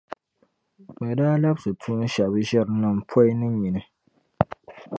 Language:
Dagbani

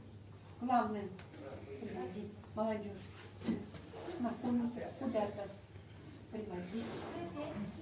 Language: Russian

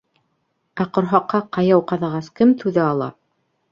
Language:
Bashkir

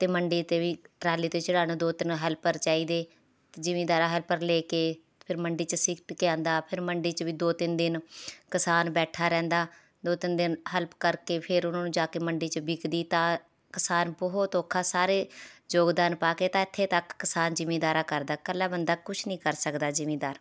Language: Punjabi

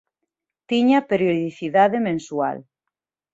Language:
Galician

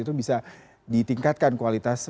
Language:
Indonesian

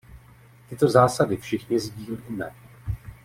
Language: Czech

